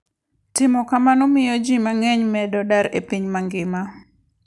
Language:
Luo (Kenya and Tanzania)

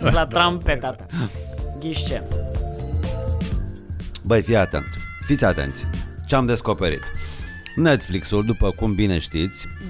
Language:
Romanian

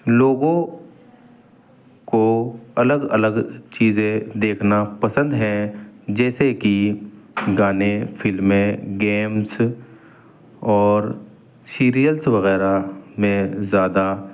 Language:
Urdu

